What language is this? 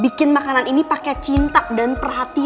Indonesian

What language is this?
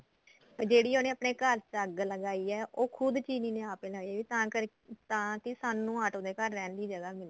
Punjabi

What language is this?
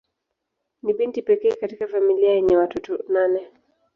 Swahili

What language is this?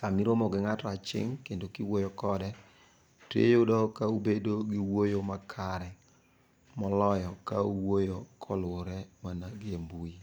Luo (Kenya and Tanzania)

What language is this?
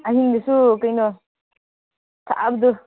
Manipuri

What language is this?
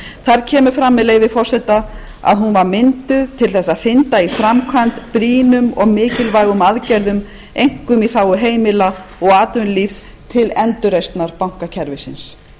Icelandic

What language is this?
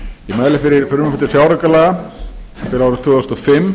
Icelandic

